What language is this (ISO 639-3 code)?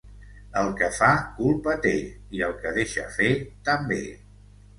cat